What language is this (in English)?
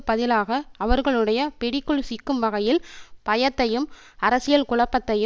Tamil